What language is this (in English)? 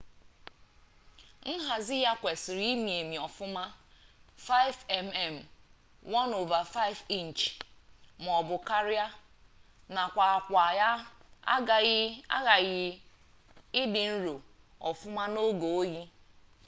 Igbo